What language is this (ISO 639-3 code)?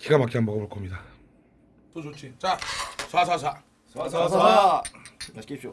kor